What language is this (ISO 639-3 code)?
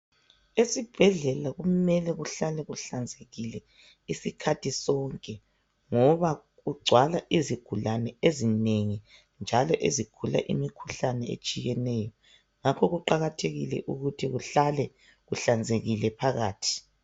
nde